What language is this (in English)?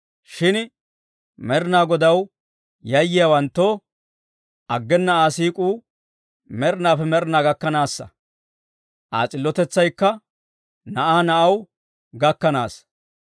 Dawro